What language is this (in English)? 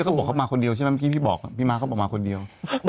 Thai